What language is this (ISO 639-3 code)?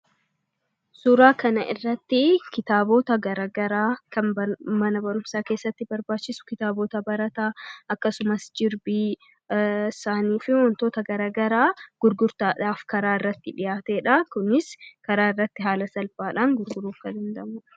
orm